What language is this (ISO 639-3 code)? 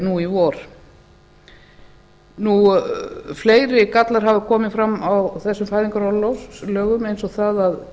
isl